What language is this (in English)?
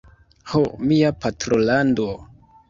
Esperanto